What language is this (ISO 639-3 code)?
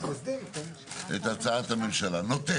heb